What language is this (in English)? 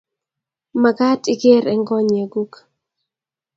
Kalenjin